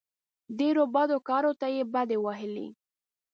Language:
Pashto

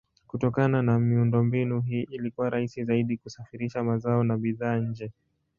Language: Swahili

